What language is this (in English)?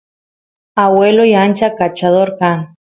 Santiago del Estero Quichua